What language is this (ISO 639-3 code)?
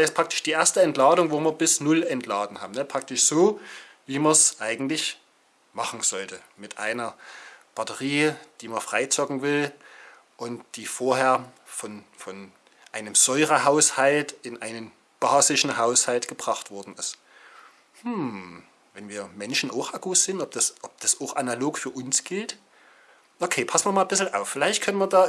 deu